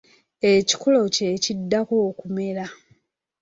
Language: Ganda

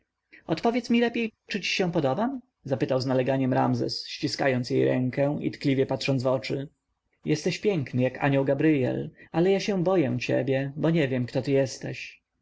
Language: Polish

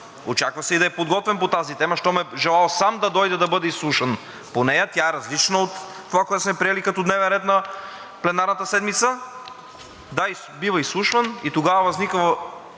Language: Bulgarian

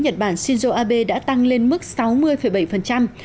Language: Vietnamese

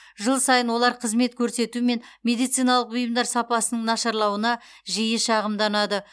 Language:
Kazakh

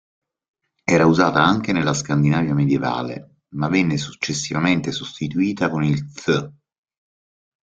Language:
Italian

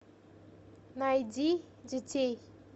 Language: Russian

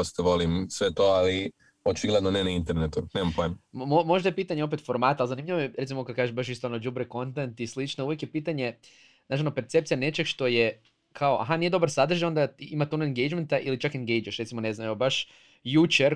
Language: Croatian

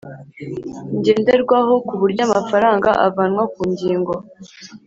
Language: Kinyarwanda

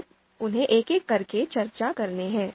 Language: Hindi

